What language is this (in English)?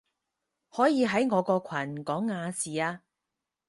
Cantonese